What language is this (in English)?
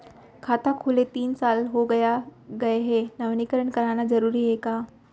Chhattisgarhi